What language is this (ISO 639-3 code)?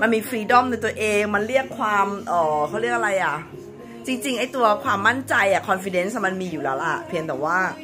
tha